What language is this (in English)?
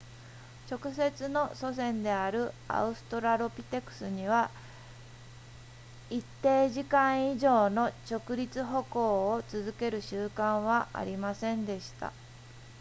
Japanese